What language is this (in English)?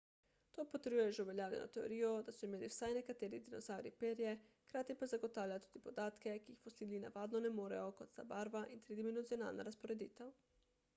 Slovenian